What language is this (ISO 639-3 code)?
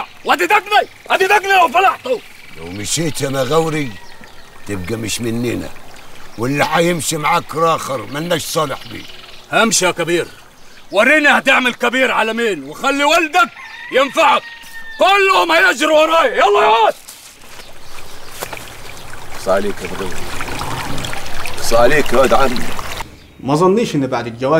ara